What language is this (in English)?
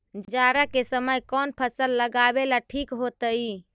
Magahi